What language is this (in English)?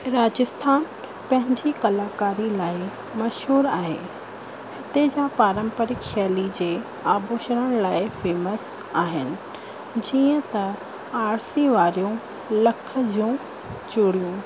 Sindhi